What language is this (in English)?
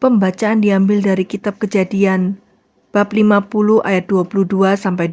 Indonesian